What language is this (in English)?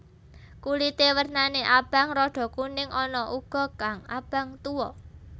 Javanese